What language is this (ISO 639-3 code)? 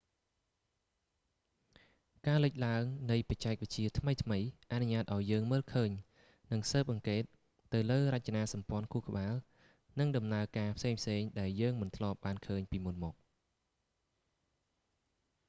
khm